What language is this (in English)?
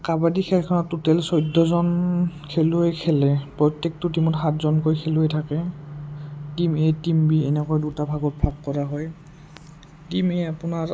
Assamese